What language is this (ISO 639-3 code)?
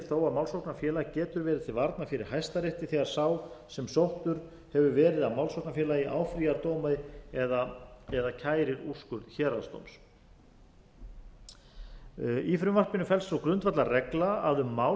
isl